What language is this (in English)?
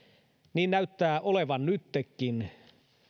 Finnish